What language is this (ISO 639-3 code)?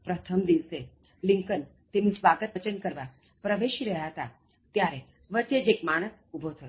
guj